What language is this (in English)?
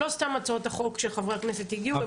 Hebrew